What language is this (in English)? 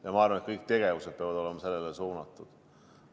Estonian